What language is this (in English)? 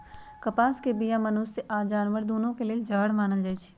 Magahi